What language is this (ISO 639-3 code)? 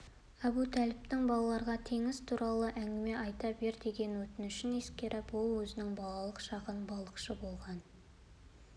kaz